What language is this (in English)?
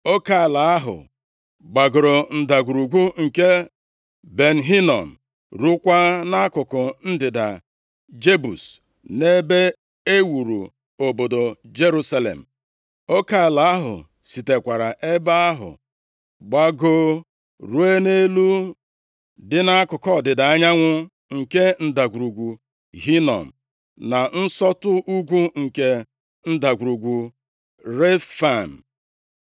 Igbo